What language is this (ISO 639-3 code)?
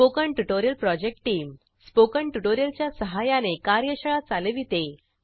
mar